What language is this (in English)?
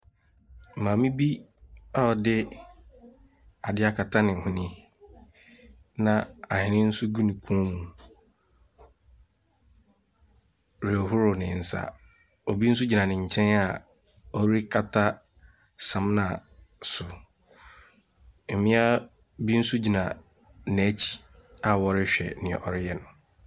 Akan